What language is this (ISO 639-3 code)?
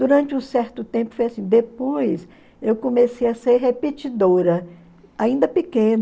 por